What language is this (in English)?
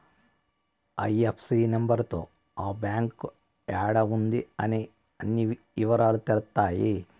Telugu